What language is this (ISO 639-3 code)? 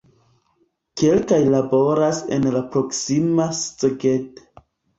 epo